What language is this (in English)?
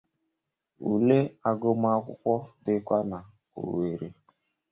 Igbo